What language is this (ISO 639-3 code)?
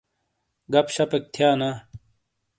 scl